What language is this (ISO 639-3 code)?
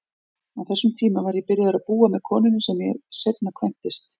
isl